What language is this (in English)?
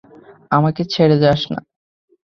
Bangla